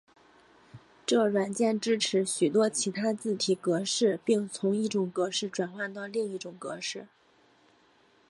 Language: Chinese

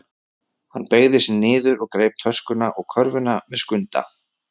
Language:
Icelandic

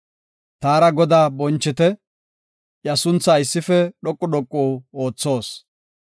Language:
Gofa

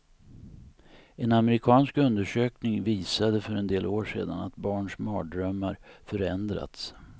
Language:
Swedish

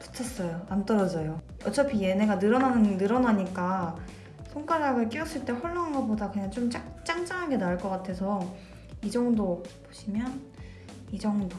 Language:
Korean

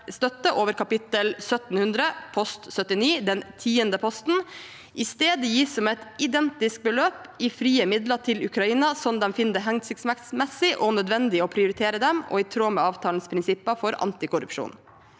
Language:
Norwegian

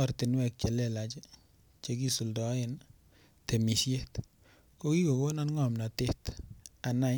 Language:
Kalenjin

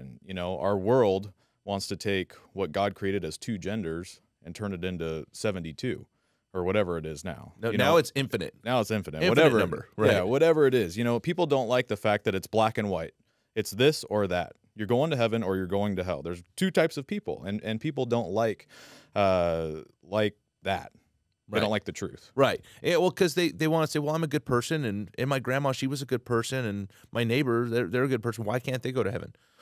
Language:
English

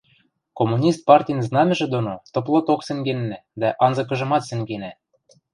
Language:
Western Mari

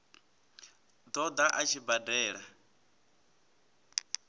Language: Venda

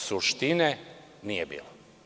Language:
Serbian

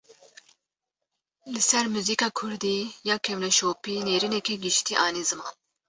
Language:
Kurdish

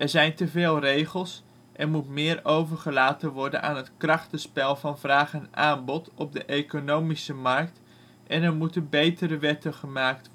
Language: Dutch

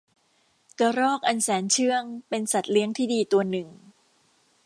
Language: Thai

